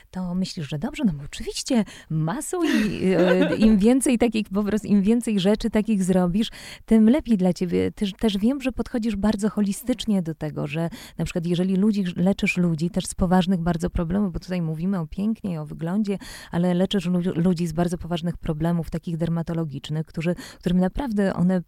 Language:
Polish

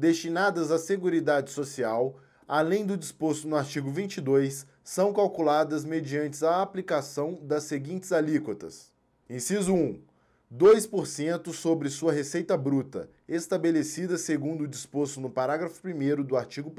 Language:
Portuguese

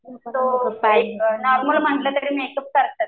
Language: Marathi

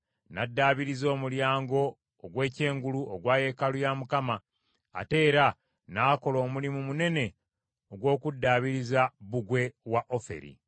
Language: Ganda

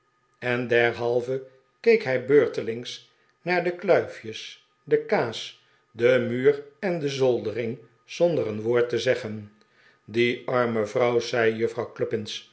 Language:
Dutch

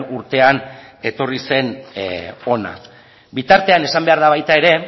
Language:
Basque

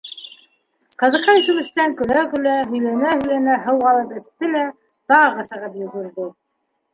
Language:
Bashkir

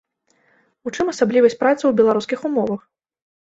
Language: Belarusian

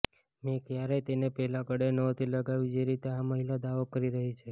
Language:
Gujarati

